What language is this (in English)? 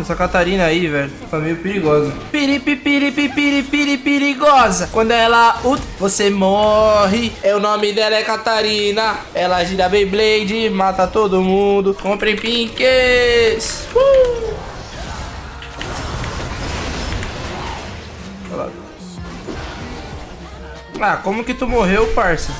Portuguese